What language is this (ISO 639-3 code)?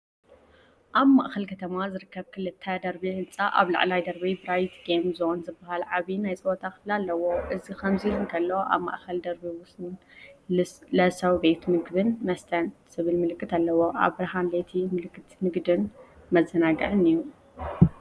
tir